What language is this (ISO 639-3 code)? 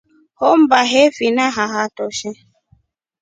rof